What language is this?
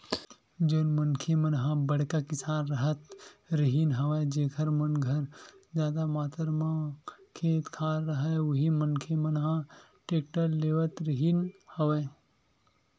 Chhattisgarhi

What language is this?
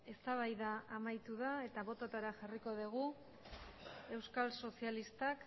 Basque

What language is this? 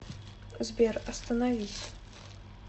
Russian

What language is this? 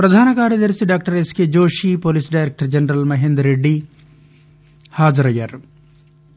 Telugu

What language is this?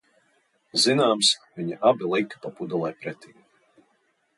Latvian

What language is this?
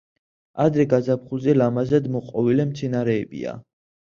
Georgian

